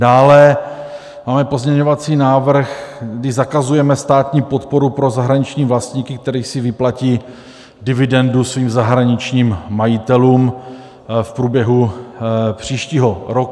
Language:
Czech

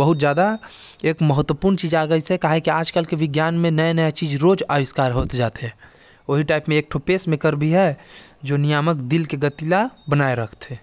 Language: Korwa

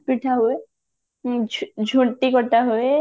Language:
Odia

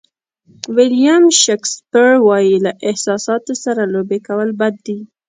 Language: Pashto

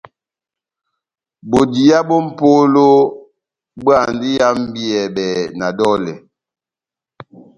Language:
Batanga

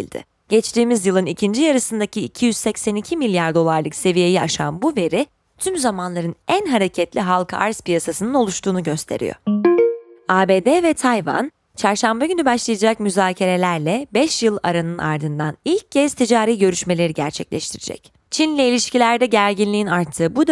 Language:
Turkish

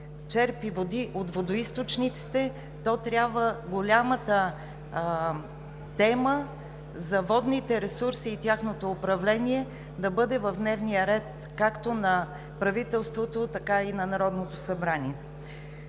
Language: Bulgarian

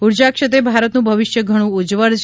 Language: Gujarati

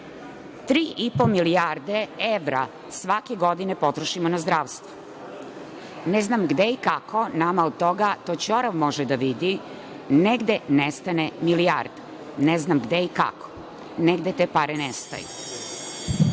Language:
Serbian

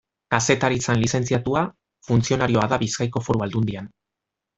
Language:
Basque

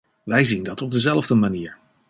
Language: Dutch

